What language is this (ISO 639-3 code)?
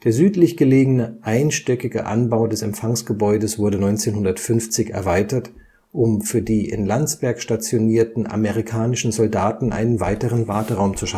deu